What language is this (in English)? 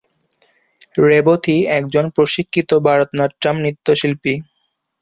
Bangla